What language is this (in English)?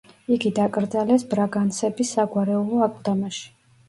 Georgian